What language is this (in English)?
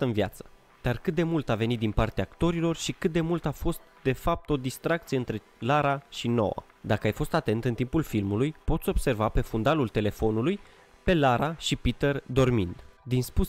Romanian